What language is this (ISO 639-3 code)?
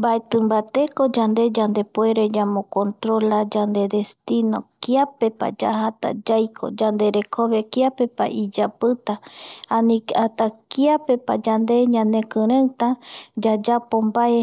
gui